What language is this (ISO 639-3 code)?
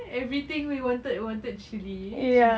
eng